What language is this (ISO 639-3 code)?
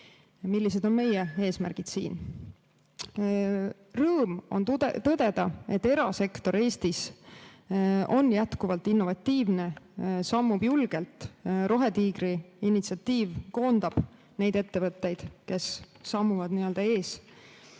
est